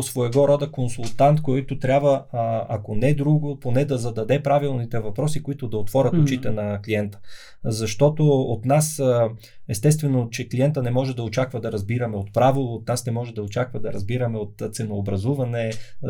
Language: Bulgarian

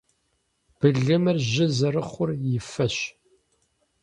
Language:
Kabardian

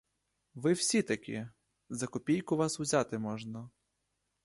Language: Ukrainian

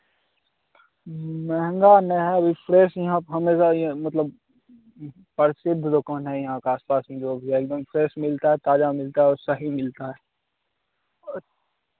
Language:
Hindi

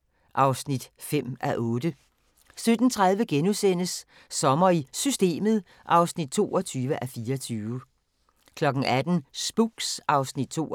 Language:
Danish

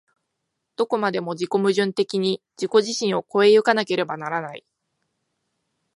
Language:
Japanese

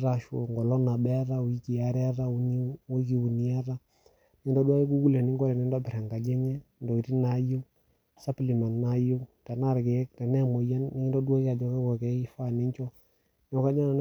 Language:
Masai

